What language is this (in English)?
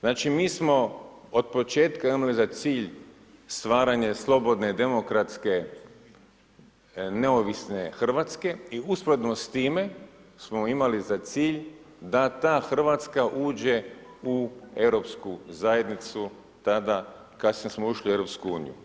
Croatian